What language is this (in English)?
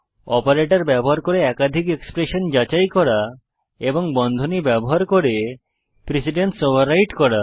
Bangla